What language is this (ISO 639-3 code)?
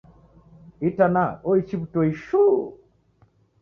dav